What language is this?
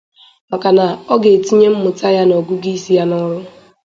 Igbo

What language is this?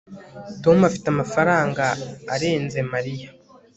Kinyarwanda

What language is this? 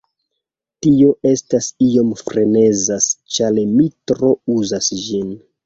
Esperanto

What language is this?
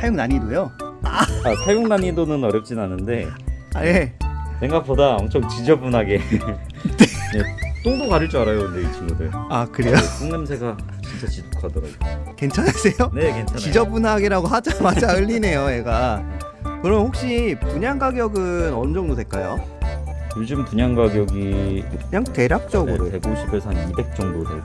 Korean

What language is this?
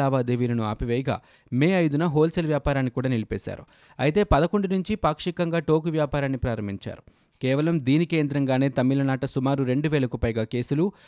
Telugu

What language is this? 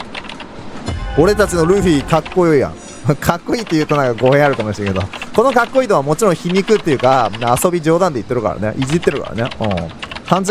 Japanese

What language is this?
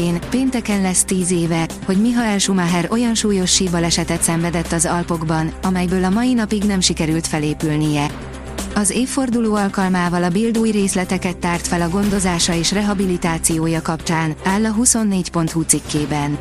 Hungarian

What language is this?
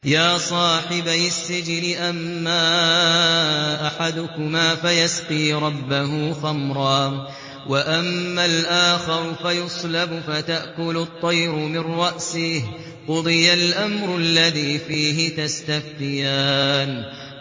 Arabic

